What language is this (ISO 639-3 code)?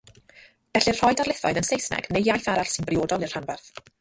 cym